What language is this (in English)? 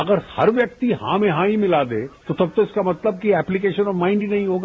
Hindi